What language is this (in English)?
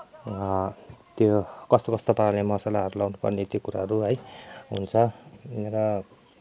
Nepali